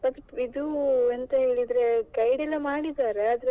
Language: Kannada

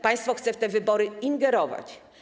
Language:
Polish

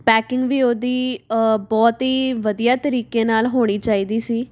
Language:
Punjabi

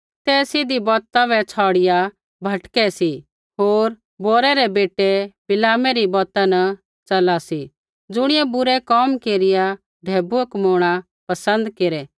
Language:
Kullu Pahari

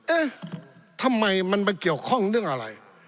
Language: Thai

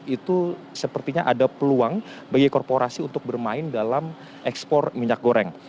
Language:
Indonesian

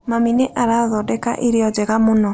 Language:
Kikuyu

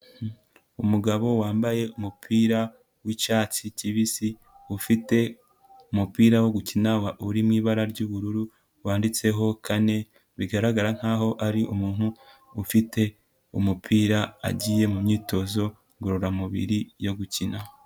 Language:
Kinyarwanda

